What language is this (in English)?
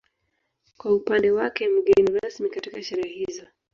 Swahili